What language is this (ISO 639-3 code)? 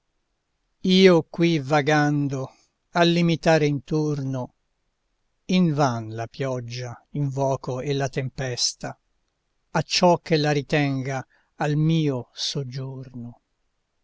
ita